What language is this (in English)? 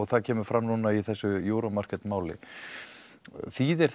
Icelandic